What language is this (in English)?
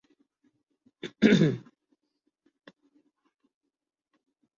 Urdu